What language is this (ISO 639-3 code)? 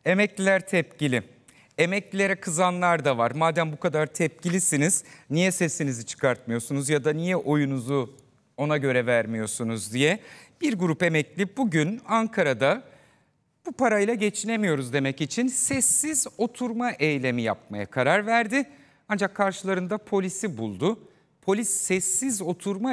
tur